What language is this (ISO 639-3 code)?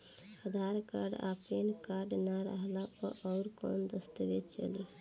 bho